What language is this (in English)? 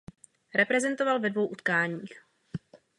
Czech